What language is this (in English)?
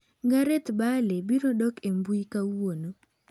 Luo (Kenya and Tanzania)